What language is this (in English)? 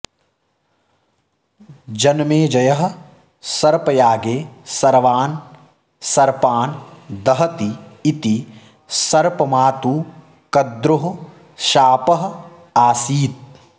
Sanskrit